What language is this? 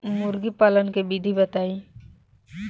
Bhojpuri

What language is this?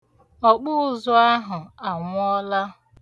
Igbo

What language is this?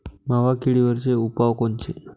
Marathi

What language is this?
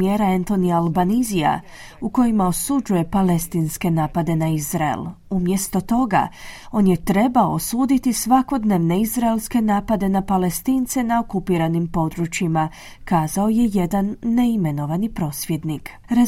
Croatian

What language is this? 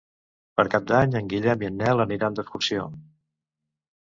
Catalan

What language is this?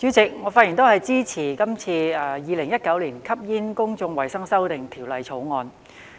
Cantonese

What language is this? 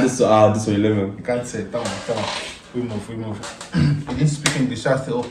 Turkish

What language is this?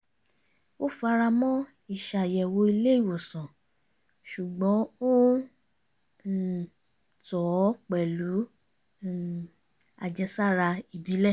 Yoruba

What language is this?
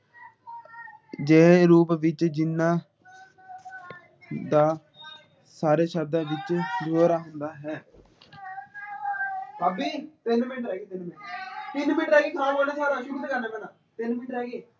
Punjabi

